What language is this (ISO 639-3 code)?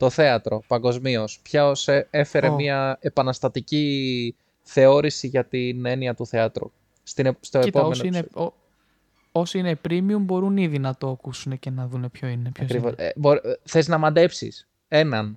ell